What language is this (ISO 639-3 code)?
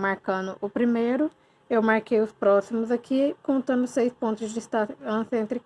por